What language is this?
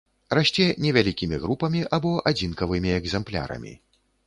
Belarusian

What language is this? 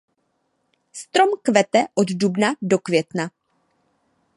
Czech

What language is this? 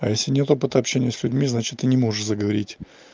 Russian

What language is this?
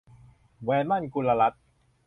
Thai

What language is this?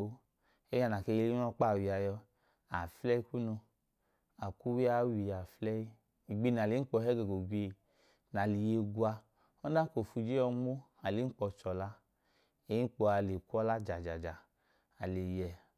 Idoma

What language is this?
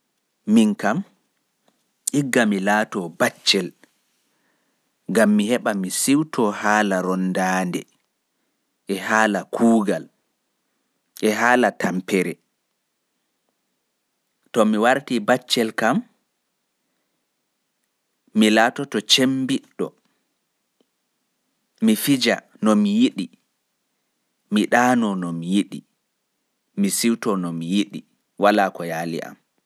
Fula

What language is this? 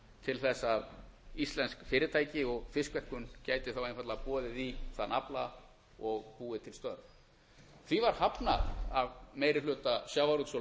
Icelandic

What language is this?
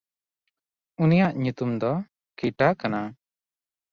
Santali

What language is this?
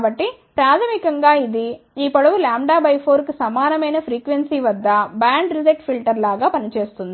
Telugu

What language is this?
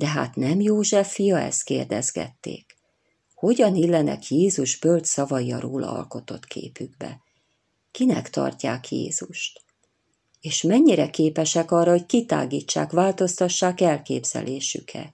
Hungarian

